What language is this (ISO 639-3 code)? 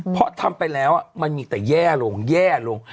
tha